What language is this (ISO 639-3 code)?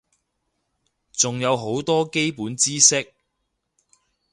yue